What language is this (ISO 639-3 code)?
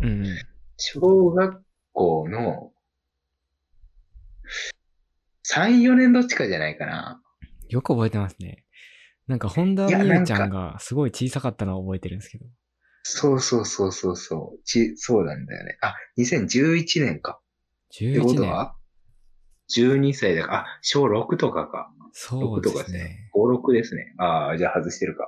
jpn